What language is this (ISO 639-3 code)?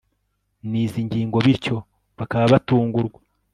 kin